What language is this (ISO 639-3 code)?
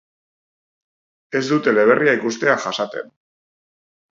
eus